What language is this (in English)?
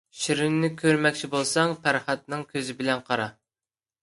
Uyghur